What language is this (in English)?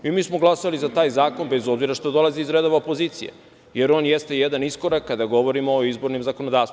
Serbian